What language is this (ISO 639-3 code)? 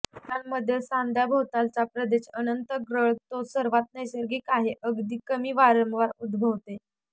mar